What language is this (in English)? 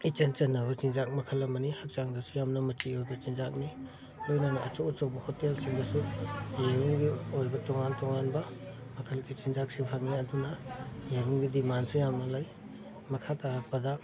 Manipuri